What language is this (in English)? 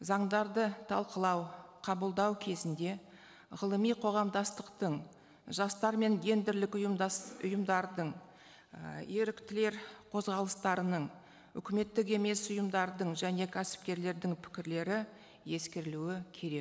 Kazakh